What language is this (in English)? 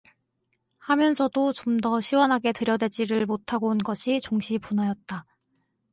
Korean